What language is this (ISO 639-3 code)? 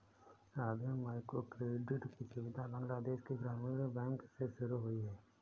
hin